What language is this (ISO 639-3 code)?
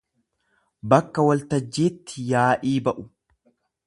orm